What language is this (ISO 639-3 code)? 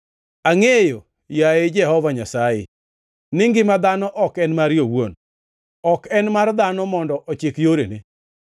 luo